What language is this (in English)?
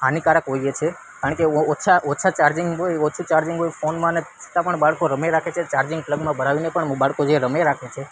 Gujarati